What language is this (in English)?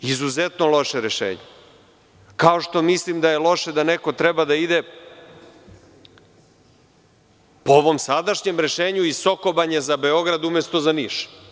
Serbian